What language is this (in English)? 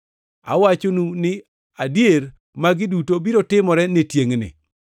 Luo (Kenya and Tanzania)